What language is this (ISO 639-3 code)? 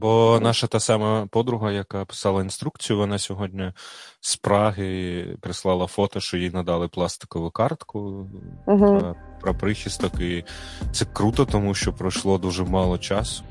ukr